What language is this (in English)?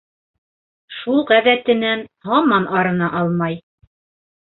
Bashkir